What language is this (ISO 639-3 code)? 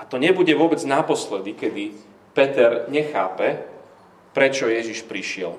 slk